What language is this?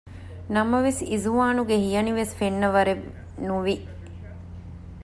Divehi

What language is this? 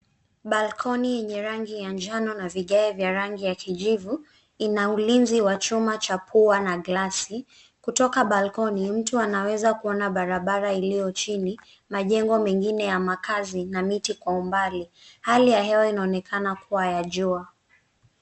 Swahili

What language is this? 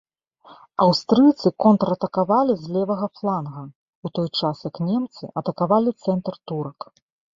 Belarusian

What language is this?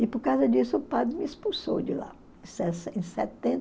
Portuguese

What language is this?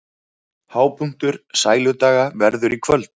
Icelandic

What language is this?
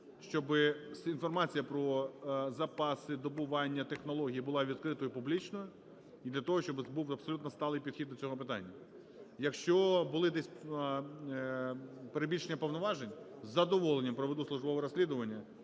Ukrainian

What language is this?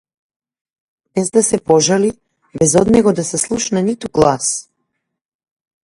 Macedonian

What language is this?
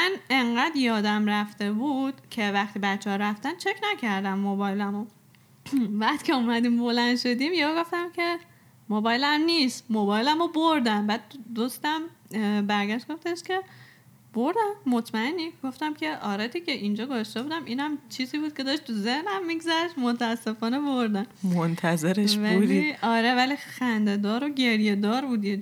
Persian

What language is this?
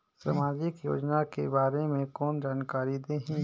Chhattisgarhi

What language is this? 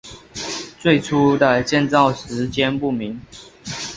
Chinese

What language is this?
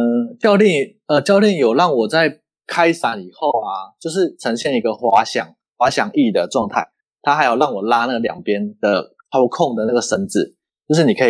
Chinese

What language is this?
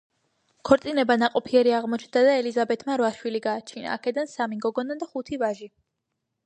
Georgian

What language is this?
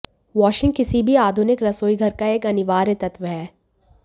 Hindi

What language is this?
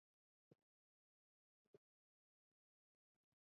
Bangla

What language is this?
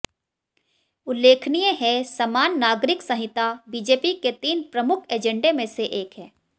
Hindi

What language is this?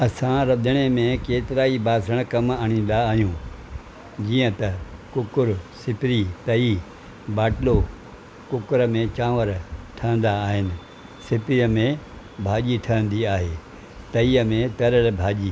Sindhi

